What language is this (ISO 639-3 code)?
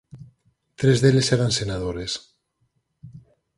glg